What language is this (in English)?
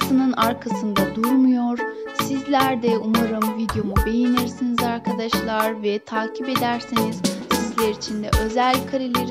Turkish